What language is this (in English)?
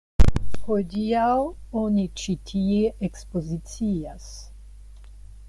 Esperanto